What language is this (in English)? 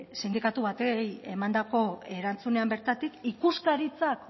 Basque